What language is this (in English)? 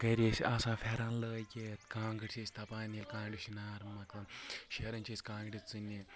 Kashmiri